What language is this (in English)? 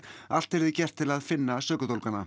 Icelandic